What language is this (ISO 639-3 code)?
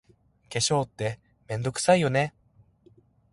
jpn